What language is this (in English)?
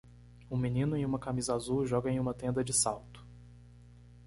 Portuguese